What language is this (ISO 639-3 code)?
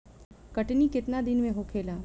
bho